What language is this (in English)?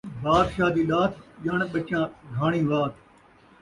Saraiki